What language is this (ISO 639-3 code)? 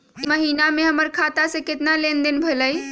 mag